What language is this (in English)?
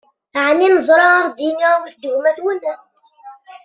Kabyle